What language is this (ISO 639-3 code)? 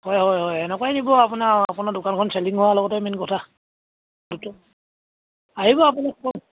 asm